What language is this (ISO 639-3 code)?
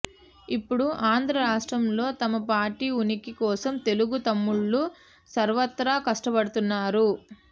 tel